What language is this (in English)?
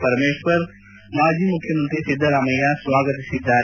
Kannada